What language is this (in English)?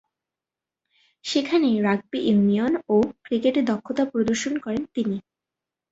Bangla